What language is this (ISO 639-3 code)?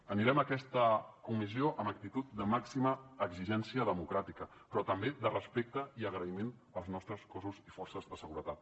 cat